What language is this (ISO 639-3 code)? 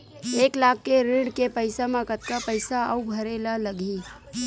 hne